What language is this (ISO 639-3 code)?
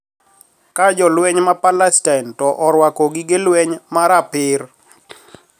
luo